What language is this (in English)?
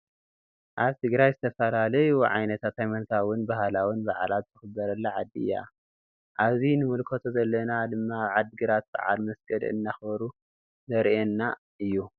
Tigrinya